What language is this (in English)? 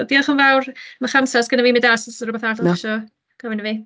Welsh